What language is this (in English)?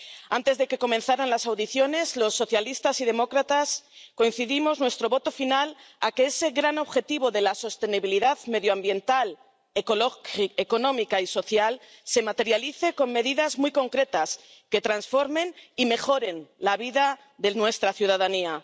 Spanish